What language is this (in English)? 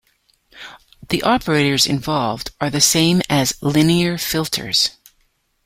English